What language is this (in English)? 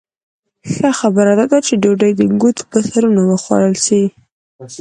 Pashto